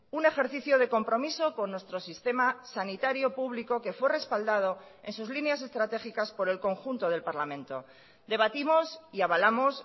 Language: Spanish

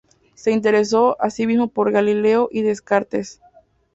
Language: Spanish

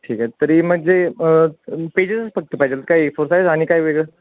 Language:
Marathi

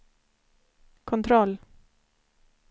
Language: Swedish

